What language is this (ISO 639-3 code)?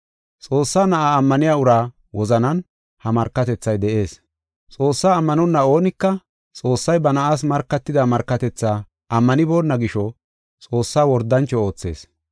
gof